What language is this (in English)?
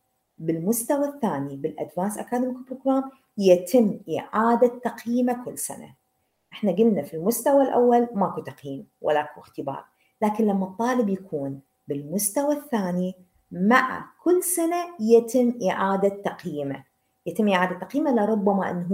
Arabic